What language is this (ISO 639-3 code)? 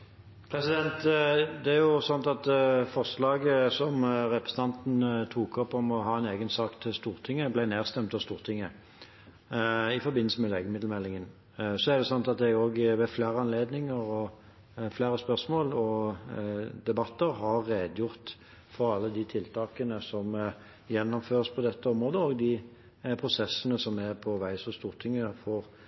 nob